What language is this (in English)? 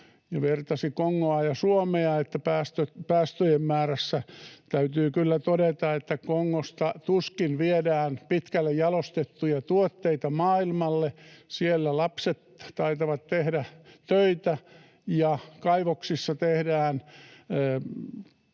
Finnish